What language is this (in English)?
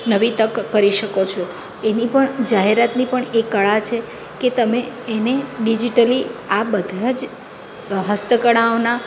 Gujarati